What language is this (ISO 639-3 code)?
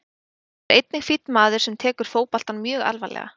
isl